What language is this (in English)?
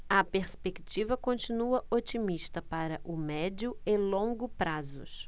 Portuguese